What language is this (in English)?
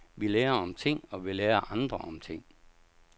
Danish